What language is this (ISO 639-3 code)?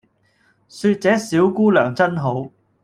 yue